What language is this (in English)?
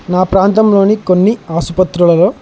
Telugu